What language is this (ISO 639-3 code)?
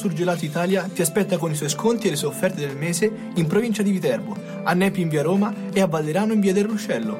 ita